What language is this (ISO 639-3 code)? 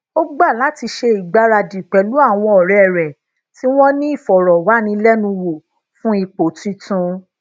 yor